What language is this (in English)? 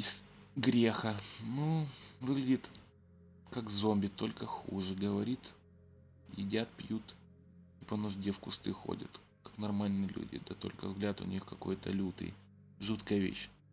Russian